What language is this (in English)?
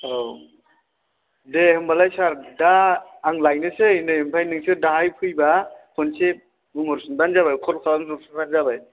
Bodo